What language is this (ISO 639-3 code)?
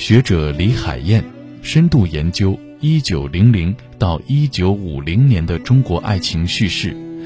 zho